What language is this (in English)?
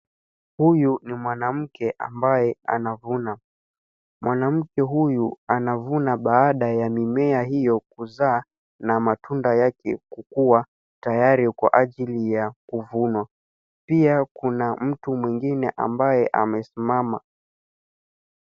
Swahili